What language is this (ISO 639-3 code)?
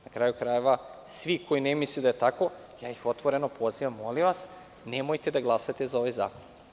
srp